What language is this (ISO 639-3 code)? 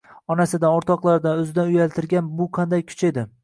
uzb